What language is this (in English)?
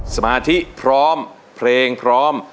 Thai